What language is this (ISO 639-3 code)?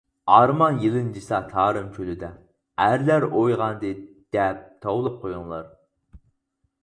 uig